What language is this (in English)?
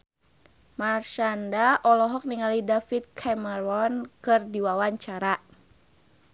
Sundanese